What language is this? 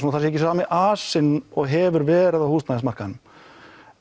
Icelandic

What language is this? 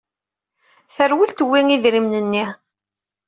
Kabyle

